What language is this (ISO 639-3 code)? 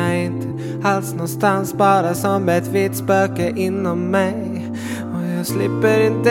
swe